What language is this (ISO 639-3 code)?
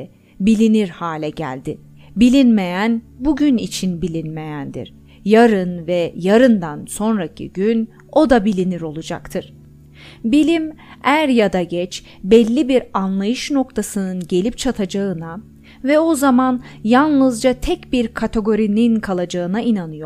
tur